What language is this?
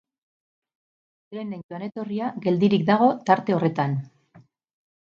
Basque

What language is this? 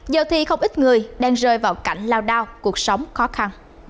Vietnamese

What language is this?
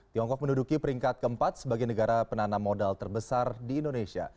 Indonesian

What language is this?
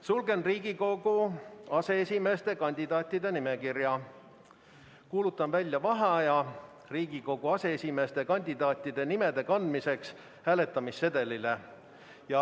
Estonian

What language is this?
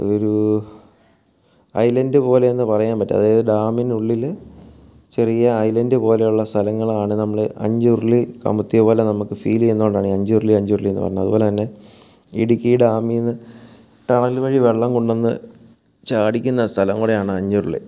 Malayalam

